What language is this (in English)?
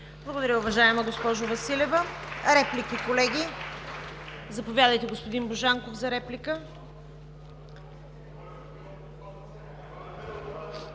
Bulgarian